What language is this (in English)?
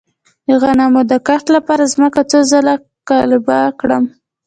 Pashto